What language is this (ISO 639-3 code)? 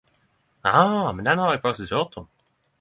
nno